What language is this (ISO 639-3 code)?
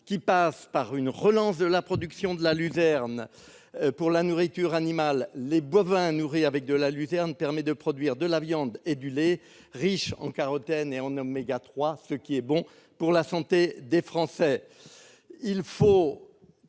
fra